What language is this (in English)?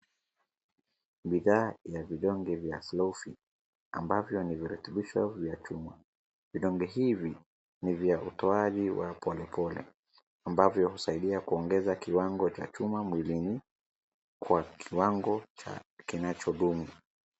Swahili